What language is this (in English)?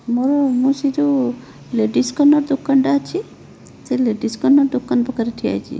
Odia